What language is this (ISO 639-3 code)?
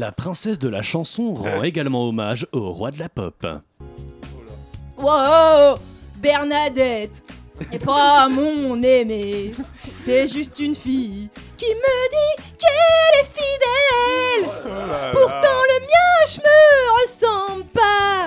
fra